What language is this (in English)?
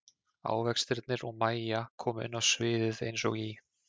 Icelandic